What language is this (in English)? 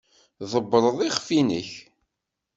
Kabyle